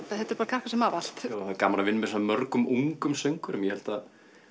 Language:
Icelandic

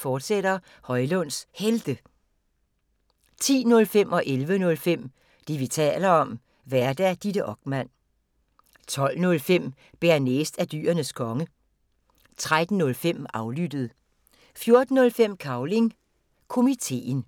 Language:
Danish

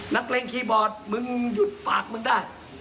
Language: Thai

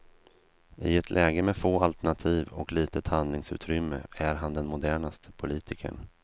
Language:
Swedish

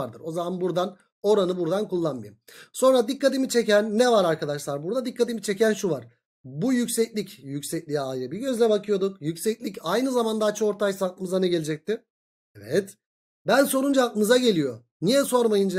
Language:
Turkish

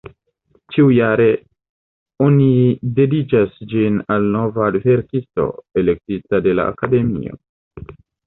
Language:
Esperanto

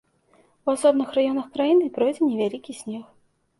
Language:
Belarusian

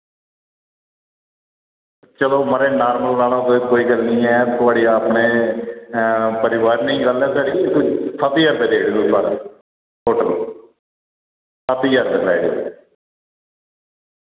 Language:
Dogri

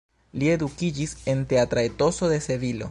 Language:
Esperanto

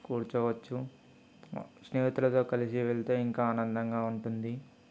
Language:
Telugu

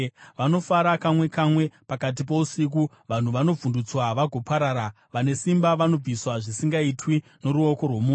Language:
Shona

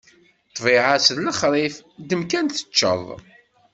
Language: Kabyle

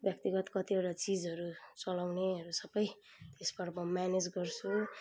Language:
Nepali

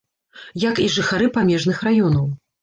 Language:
Belarusian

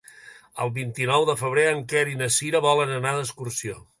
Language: Catalan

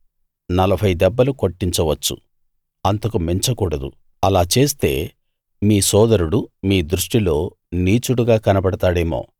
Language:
Telugu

